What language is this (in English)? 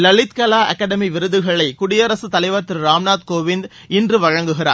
Tamil